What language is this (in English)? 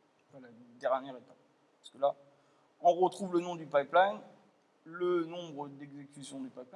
French